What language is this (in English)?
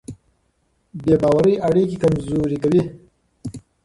Pashto